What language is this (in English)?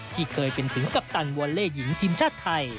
Thai